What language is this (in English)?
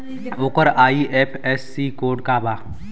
Bhojpuri